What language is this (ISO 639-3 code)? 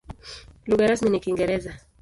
swa